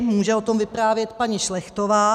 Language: Czech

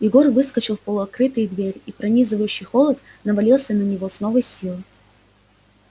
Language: Russian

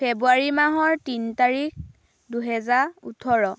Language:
Assamese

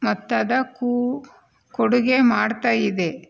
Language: Kannada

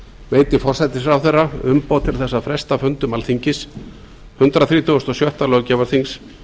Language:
Icelandic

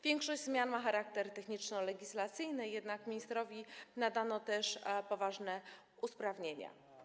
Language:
Polish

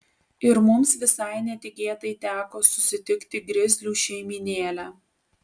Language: Lithuanian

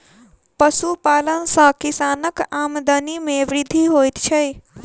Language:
Maithili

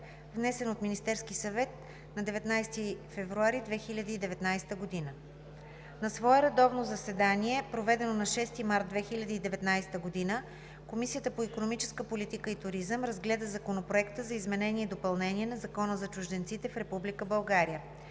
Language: Bulgarian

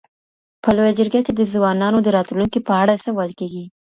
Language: Pashto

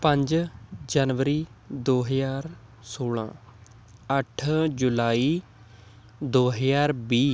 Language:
Punjabi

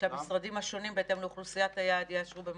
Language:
Hebrew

